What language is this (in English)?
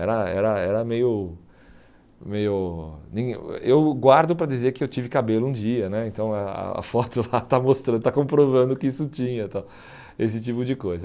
Portuguese